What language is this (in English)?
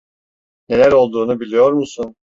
Turkish